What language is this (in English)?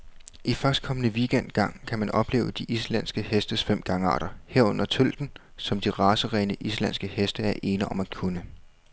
Danish